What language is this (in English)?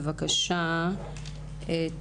Hebrew